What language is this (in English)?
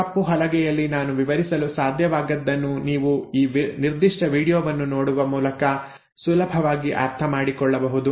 Kannada